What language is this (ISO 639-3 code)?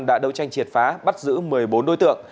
vie